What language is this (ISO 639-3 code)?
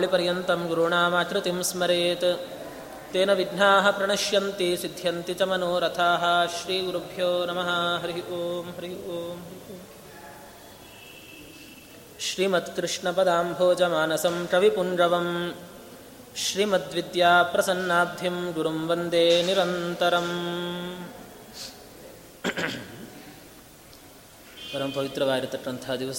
kan